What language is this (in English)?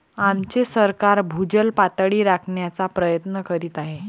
Marathi